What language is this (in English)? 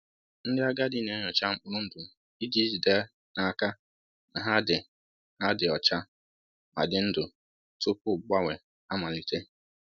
Igbo